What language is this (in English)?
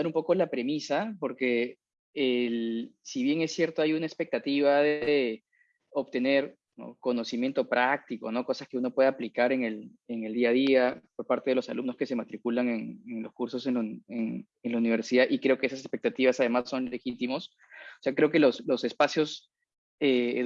Spanish